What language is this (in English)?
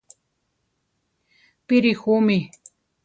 Central Tarahumara